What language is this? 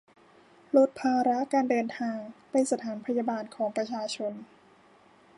Thai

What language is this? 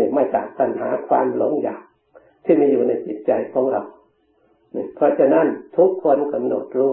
Thai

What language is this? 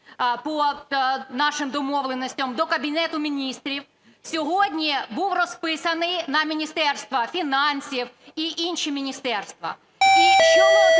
Ukrainian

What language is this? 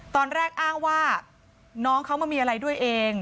Thai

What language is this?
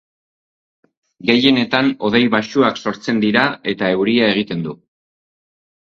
Basque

